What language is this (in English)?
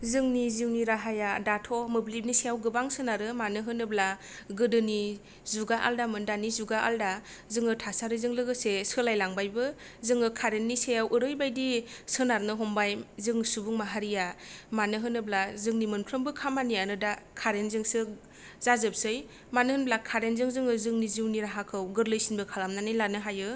Bodo